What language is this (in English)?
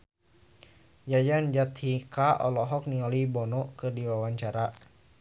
Sundanese